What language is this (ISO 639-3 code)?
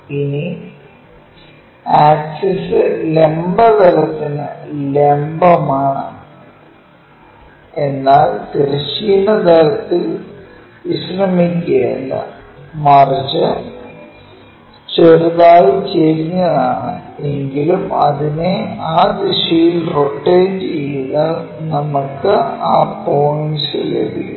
mal